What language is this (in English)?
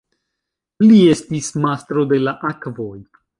Esperanto